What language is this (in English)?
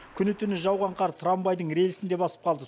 Kazakh